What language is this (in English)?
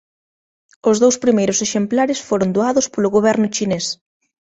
Galician